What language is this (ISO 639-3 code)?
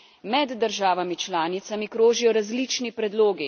slv